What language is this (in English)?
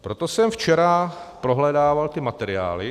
Czech